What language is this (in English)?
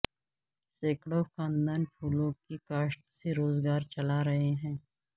Urdu